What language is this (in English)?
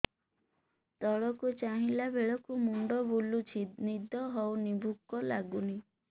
Odia